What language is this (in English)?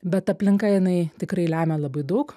Lithuanian